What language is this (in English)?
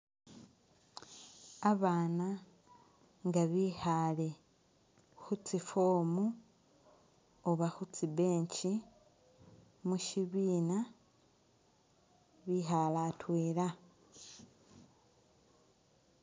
Masaaba